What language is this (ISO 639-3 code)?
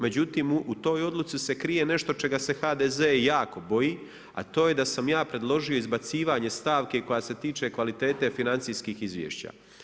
hrv